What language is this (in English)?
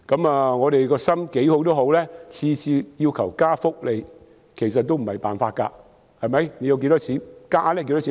Cantonese